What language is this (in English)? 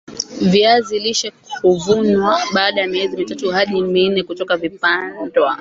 Swahili